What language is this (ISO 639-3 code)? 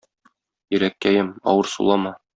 tat